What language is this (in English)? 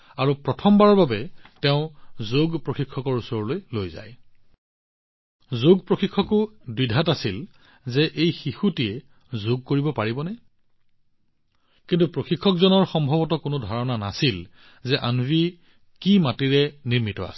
Assamese